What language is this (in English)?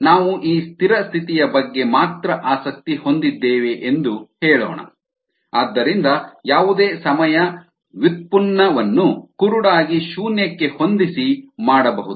Kannada